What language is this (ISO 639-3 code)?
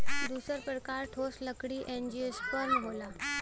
bho